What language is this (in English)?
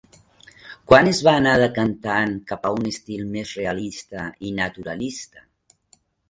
Catalan